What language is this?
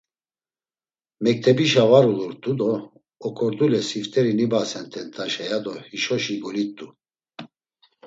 Laz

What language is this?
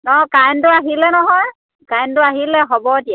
Assamese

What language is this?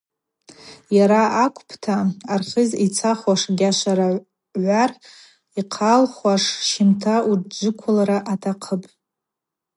Abaza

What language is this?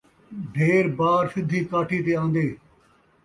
Saraiki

